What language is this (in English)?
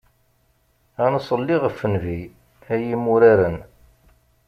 Kabyle